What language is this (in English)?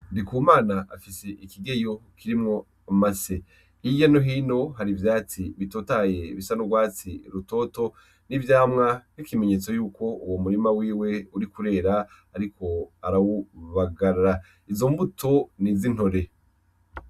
Rundi